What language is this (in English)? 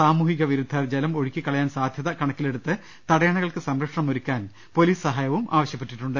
Malayalam